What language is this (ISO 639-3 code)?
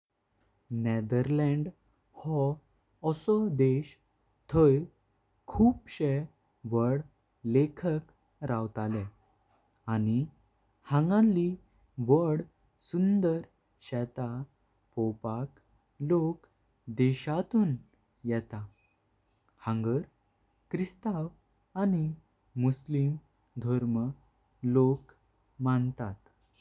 kok